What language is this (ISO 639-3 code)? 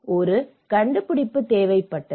tam